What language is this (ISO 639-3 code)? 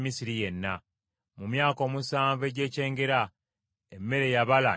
lug